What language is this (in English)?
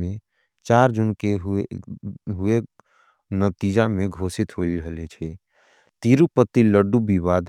Angika